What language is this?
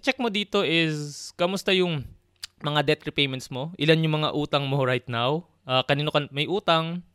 Filipino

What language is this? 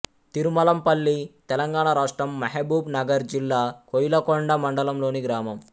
Telugu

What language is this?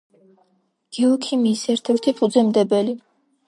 Georgian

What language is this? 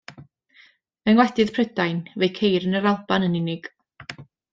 Welsh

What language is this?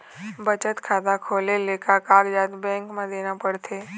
Chhattisgarhi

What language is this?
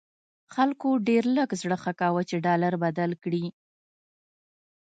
Pashto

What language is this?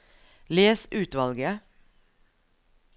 Norwegian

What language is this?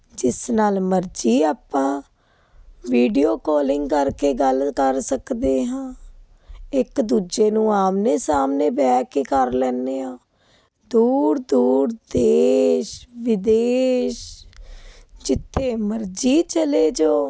Punjabi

